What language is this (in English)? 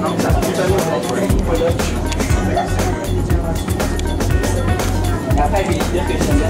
Polish